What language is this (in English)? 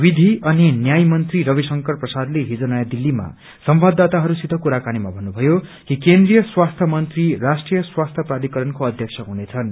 Nepali